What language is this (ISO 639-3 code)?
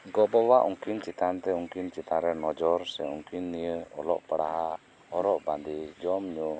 sat